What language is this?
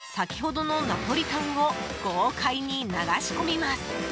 Japanese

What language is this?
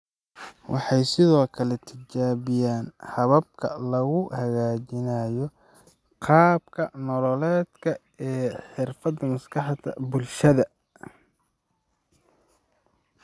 Somali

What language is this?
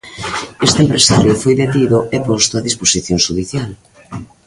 Galician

